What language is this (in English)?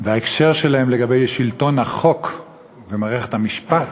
Hebrew